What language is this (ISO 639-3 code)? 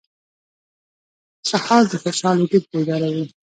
pus